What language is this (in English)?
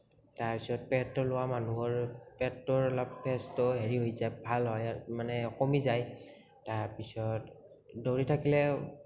Assamese